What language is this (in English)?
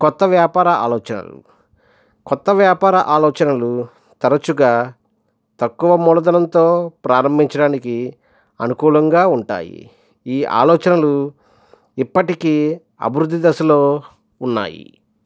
Telugu